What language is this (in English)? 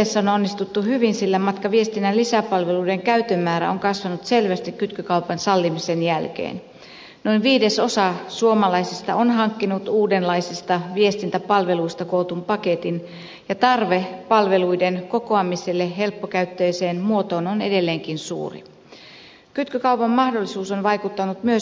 Finnish